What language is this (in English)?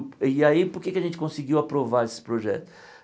Portuguese